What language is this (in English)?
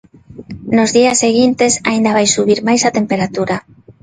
Galician